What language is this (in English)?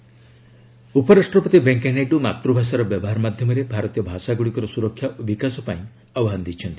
Odia